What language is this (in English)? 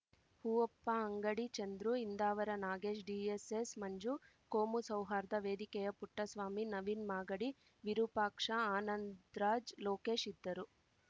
Kannada